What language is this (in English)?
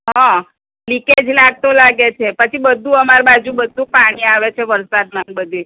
Gujarati